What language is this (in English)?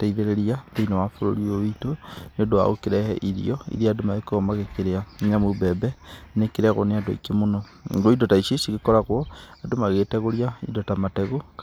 Kikuyu